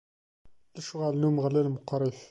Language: Kabyle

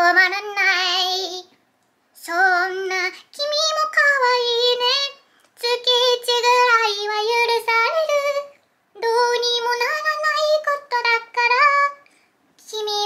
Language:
Japanese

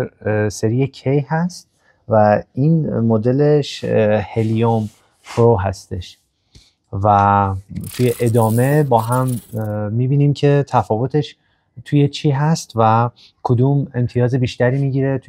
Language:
Persian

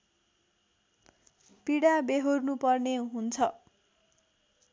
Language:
Nepali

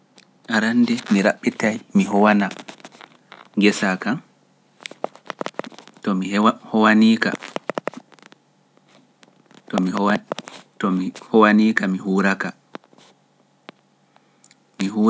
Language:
Pular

